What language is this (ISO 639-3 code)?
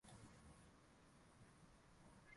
swa